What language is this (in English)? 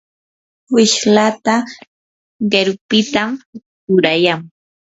Yanahuanca Pasco Quechua